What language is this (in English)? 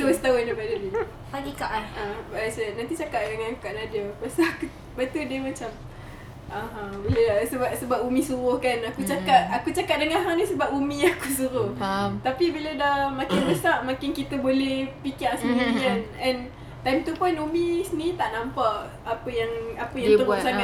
Malay